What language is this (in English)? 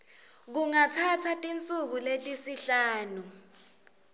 Swati